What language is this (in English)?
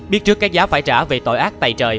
Vietnamese